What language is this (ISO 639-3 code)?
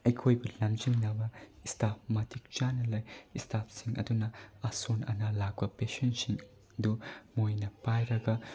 mni